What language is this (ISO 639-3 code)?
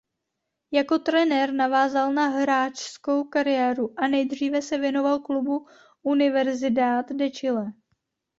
ces